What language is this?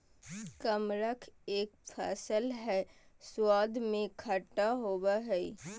Magahi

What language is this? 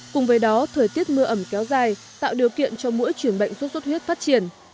Vietnamese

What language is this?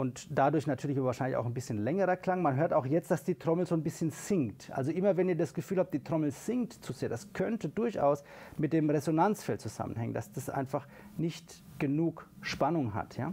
German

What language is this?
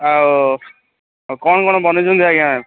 Odia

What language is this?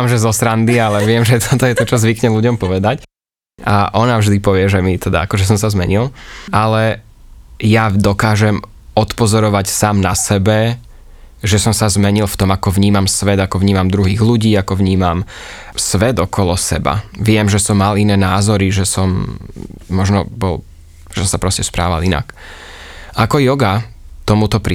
Slovak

